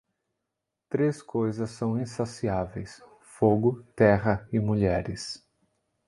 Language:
Portuguese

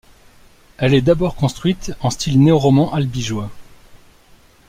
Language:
French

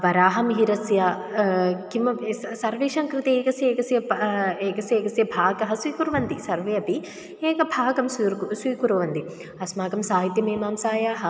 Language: Sanskrit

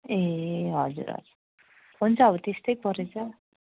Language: Nepali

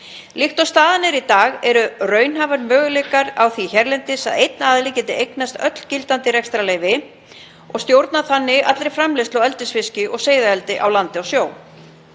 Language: Icelandic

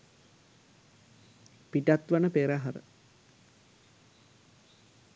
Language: Sinhala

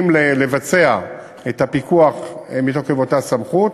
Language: Hebrew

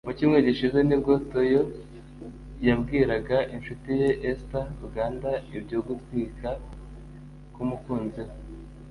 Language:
Kinyarwanda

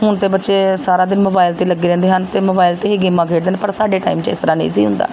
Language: Punjabi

